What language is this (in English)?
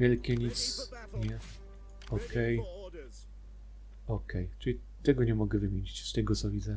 Polish